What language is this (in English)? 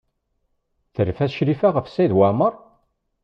Kabyle